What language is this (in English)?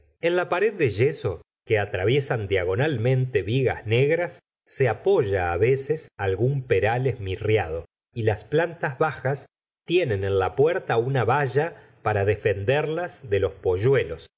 Spanish